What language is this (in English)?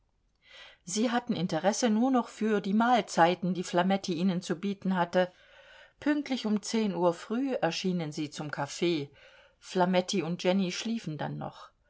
German